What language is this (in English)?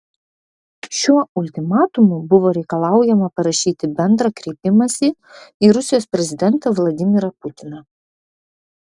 Lithuanian